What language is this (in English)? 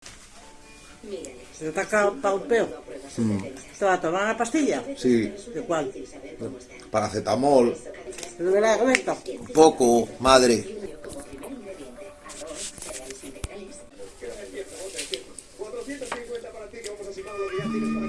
Spanish